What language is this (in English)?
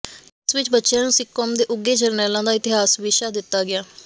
Punjabi